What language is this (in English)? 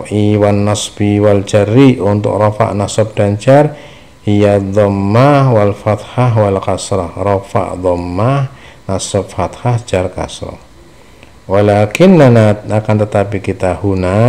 Indonesian